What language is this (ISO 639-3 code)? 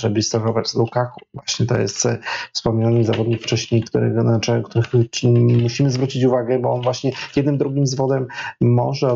pol